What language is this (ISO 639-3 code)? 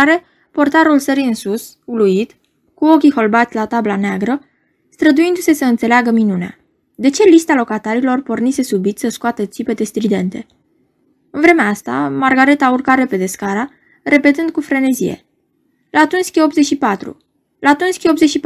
ron